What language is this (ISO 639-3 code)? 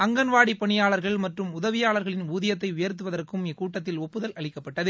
tam